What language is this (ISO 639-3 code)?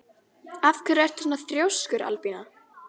isl